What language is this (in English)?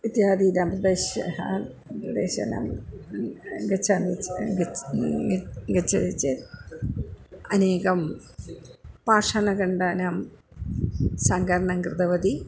Sanskrit